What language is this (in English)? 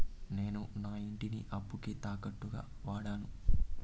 Telugu